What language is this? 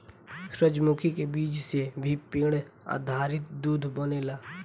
Bhojpuri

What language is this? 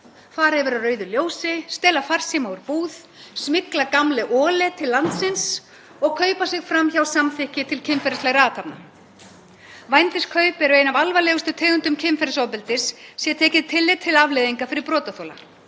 Icelandic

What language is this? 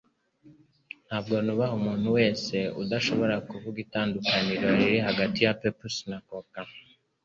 Kinyarwanda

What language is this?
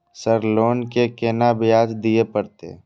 Maithili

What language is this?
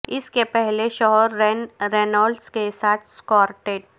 Urdu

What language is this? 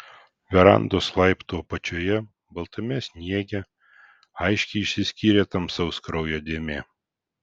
Lithuanian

